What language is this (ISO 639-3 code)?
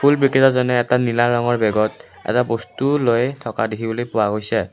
asm